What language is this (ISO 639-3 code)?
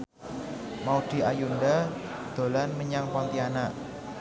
jav